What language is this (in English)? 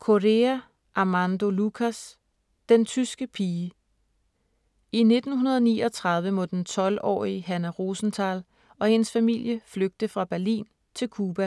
Danish